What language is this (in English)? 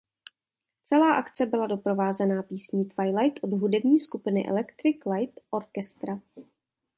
Czech